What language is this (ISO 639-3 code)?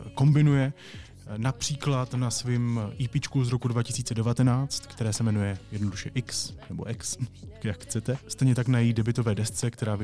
ces